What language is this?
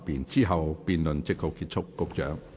Cantonese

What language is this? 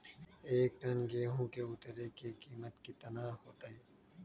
Magahi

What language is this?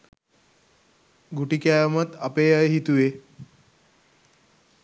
Sinhala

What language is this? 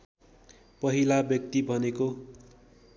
Nepali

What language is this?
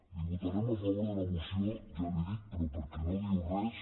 Catalan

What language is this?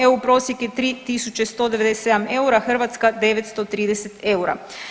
Croatian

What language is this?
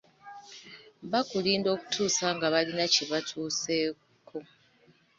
Ganda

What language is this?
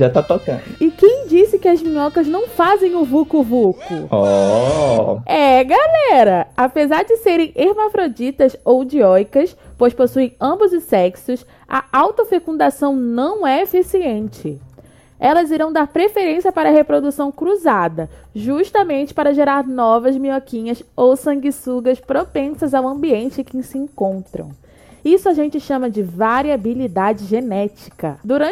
Portuguese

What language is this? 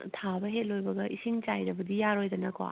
Manipuri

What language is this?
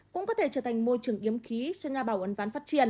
Vietnamese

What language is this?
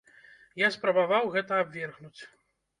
Belarusian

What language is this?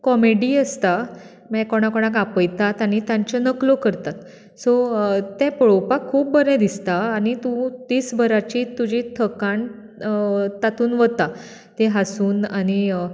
Konkani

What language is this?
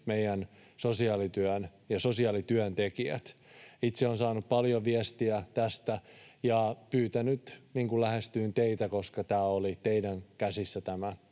Finnish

